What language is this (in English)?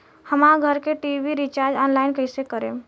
Bhojpuri